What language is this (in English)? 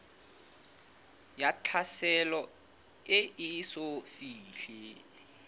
Southern Sotho